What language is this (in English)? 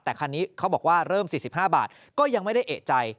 Thai